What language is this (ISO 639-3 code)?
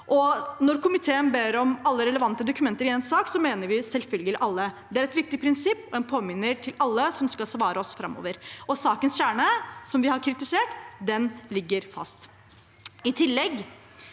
nor